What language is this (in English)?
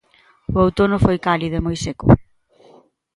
Galician